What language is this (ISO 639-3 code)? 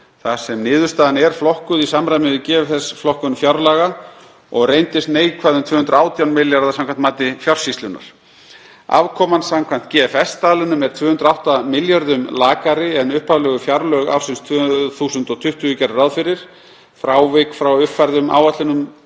isl